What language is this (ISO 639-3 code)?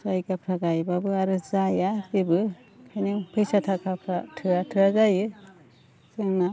brx